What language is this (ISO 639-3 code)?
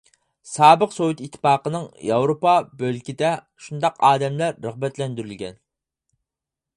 uig